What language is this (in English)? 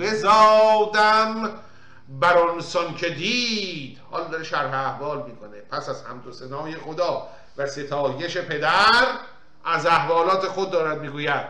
Persian